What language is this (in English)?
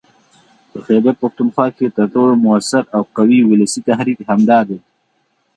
Pashto